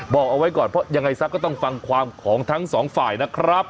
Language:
Thai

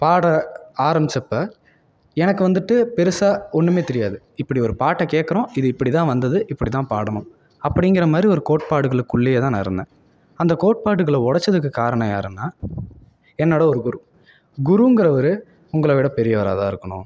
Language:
Tamil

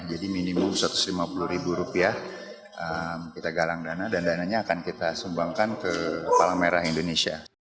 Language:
Indonesian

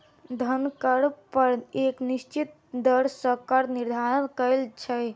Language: Maithili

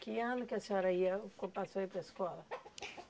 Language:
Portuguese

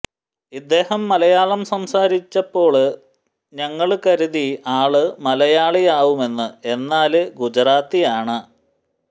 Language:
Malayalam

